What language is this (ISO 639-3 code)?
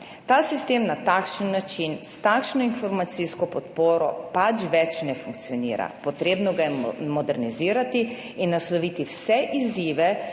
slv